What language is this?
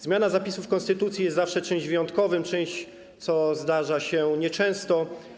Polish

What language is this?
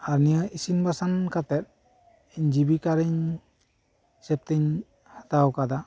Santali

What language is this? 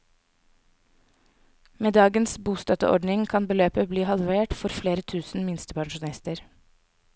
Norwegian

